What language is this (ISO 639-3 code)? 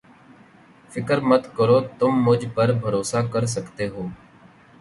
urd